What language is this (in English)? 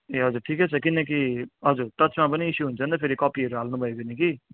Nepali